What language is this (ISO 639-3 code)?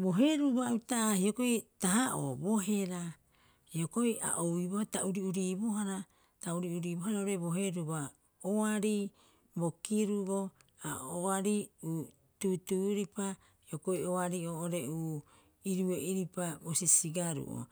kyx